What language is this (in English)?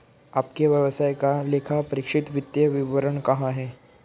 Hindi